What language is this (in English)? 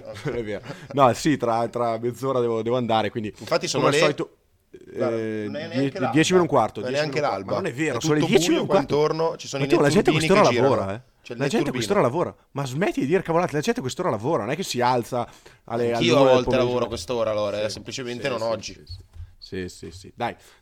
Italian